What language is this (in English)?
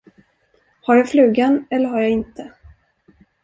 Swedish